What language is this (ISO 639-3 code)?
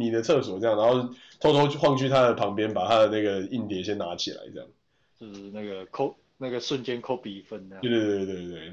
zho